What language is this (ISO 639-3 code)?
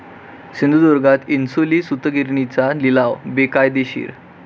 mar